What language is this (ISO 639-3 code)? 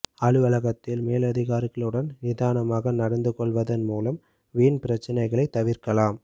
tam